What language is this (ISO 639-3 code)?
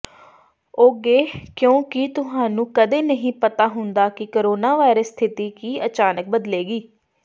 pan